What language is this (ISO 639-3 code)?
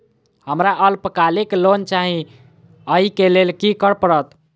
mai